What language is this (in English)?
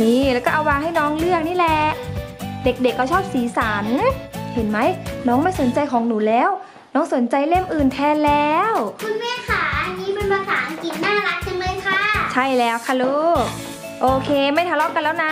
Thai